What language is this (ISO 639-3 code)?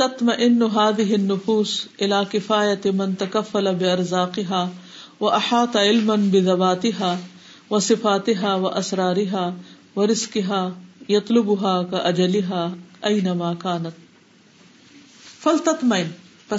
urd